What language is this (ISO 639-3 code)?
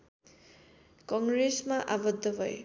nep